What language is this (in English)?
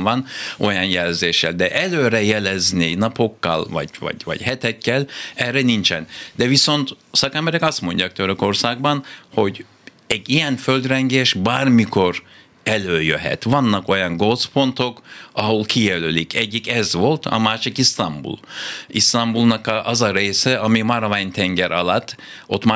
Hungarian